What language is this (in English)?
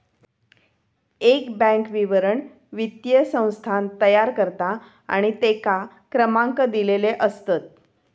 Marathi